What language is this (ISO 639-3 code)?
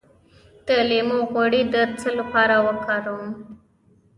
pus